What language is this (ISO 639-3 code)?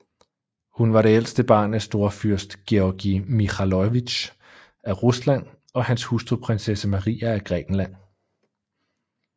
dan